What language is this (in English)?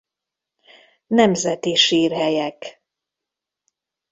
Hungarian